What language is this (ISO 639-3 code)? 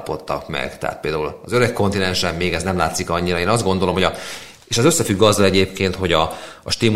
hun